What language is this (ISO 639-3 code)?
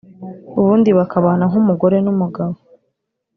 kin